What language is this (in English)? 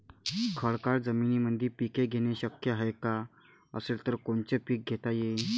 Marathi